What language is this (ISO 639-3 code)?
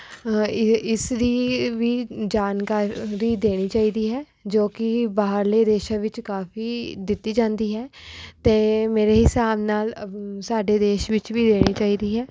pan